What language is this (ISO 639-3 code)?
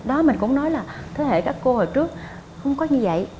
vie